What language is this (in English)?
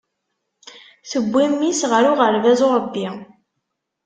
Kabyle